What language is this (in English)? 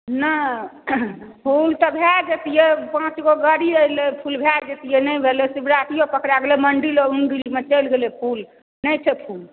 Maithili